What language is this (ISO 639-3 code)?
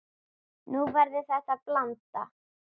isl